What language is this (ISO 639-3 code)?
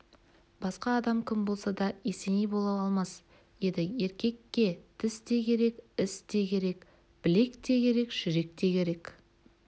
kaz